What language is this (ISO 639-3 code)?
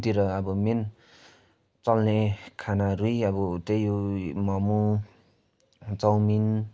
nep